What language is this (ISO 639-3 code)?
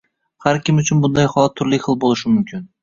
uzb